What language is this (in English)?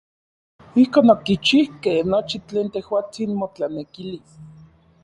Orizaba Nahuatl